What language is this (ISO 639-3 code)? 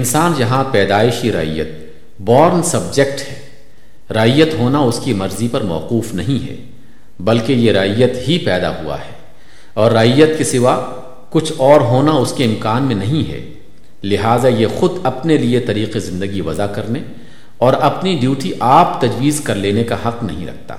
urd